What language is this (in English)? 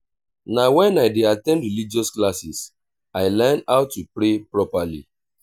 Nigerian Pidgin